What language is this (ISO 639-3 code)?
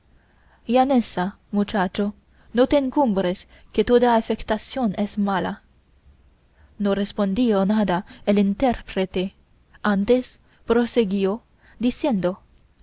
spa